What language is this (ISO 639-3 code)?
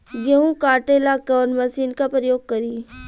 bho